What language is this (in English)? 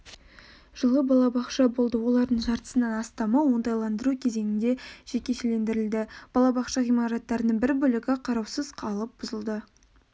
Kazakh